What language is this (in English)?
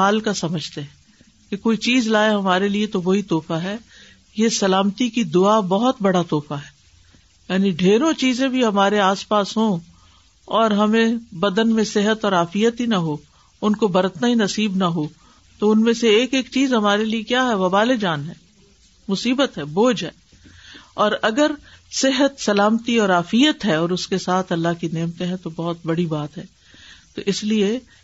Urdu